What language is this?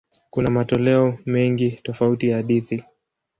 Swahili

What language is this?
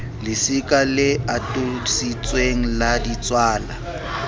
Southern Sotho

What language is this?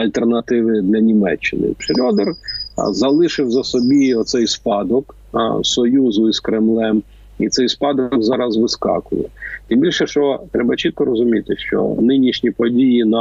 Ukrainian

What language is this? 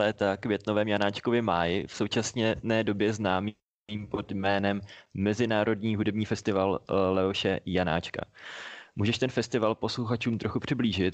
Czech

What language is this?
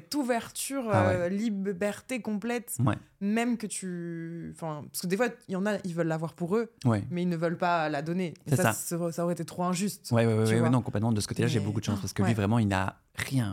French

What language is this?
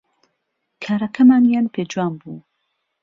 Central Kurdish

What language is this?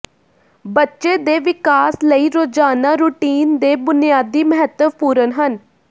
Punjabi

